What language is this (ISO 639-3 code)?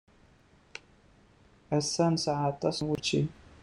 kab